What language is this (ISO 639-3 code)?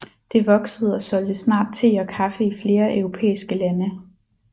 dan